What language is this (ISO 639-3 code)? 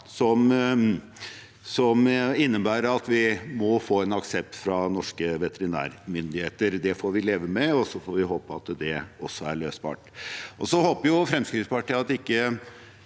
nor